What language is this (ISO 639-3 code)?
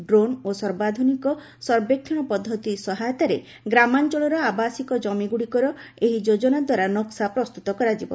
ori